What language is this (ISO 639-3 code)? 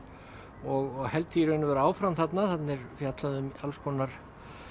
isl